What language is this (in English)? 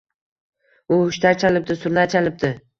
Uzbek